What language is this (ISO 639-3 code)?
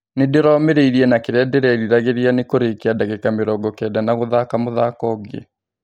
kik